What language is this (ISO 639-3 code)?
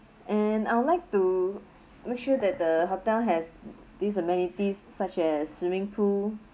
eng